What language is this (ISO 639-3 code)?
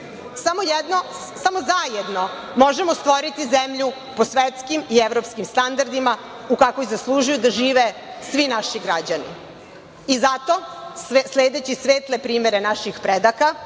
srp